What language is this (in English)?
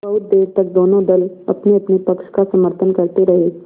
Hindi